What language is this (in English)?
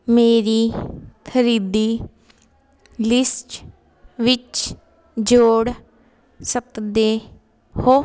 Punjabi